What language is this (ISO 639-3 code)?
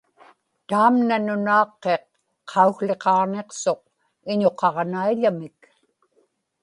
ipk